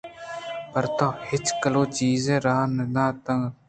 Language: Eastern Balochi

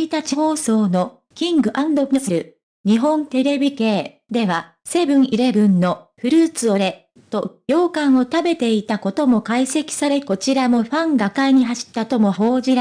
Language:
Japanese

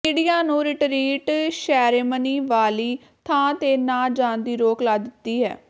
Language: Punjabi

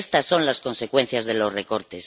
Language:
Spanish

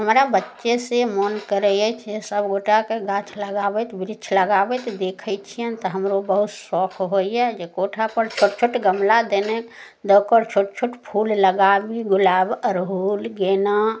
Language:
Maithili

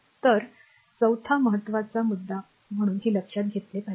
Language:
Marathi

